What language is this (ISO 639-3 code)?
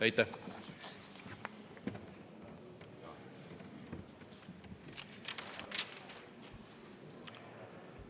est